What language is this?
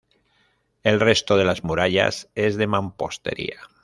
Spanish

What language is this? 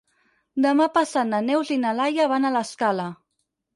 Catalan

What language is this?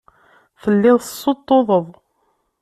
Kabyle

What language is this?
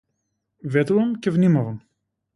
Macedonian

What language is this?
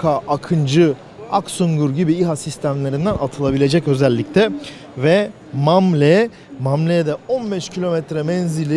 Turkish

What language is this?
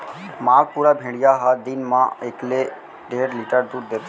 Chhattisgarhi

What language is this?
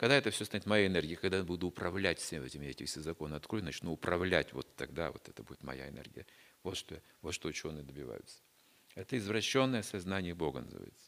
Russian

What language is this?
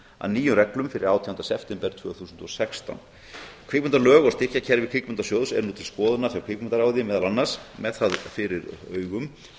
Icelandic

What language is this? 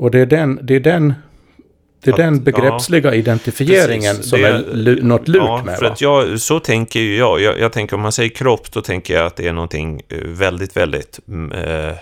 Swedish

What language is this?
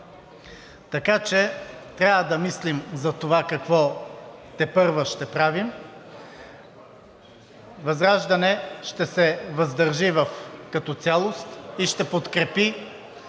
Bulgarian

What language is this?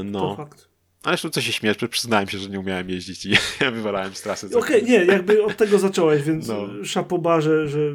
Polish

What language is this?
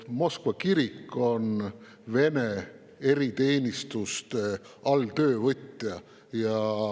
Estonian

